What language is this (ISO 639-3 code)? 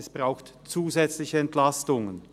gsw